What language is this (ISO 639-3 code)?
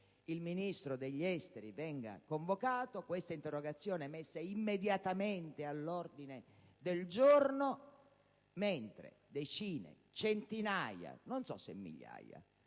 ita